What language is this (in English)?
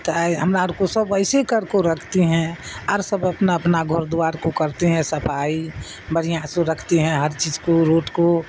Urdu